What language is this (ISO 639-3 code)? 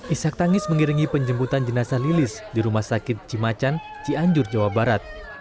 ind